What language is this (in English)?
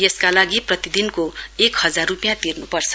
Nepali